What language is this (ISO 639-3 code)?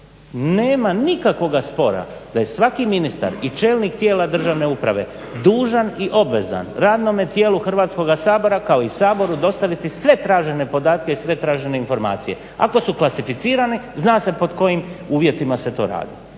hrv